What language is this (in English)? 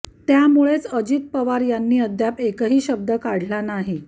Marathi